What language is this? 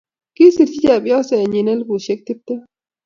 Kalenjin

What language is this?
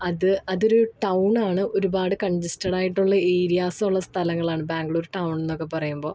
Malayalam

